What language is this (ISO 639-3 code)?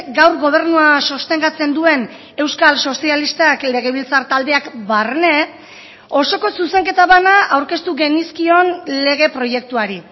eus